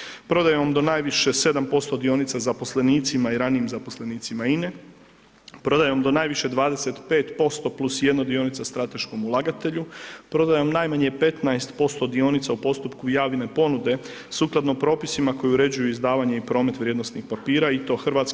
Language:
Croatian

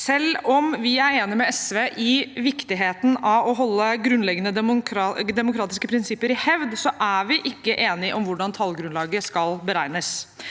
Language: Norwegian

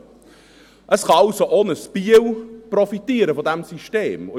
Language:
Swiss German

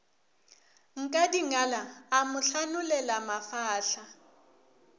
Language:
Northern Sotho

